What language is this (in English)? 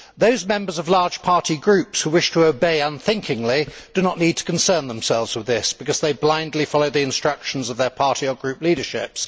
English